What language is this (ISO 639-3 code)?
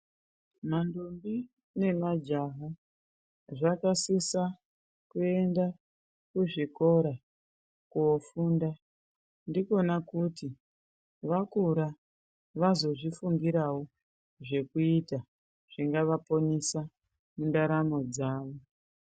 ndc